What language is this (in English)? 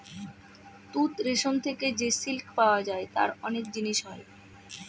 Bangla